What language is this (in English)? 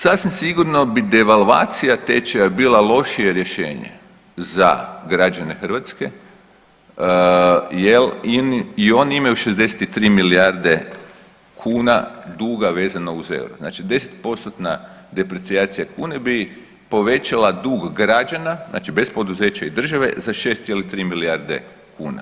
Croatian